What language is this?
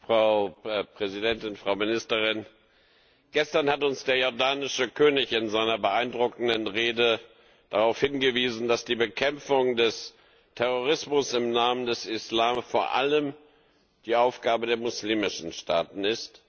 German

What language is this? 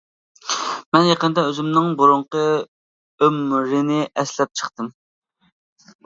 Uyghur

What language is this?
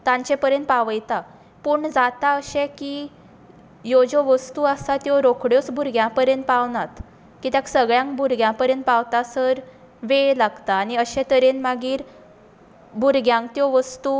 Konkani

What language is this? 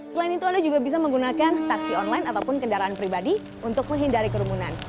Indonesian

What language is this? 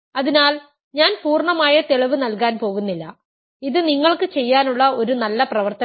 Malayalam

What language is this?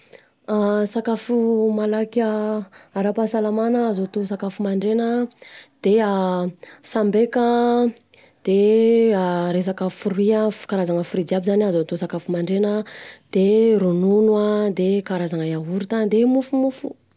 Southern Betsimisaraka Malagasy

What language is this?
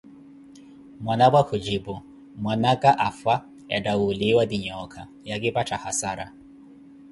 Koti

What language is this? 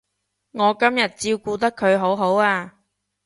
Cantonese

